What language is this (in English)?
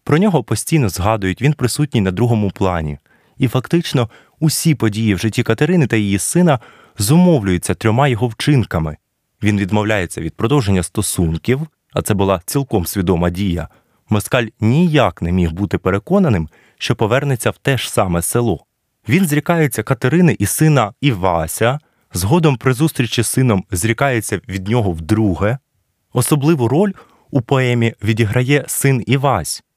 Ukrainian